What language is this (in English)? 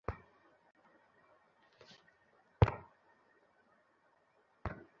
Bangla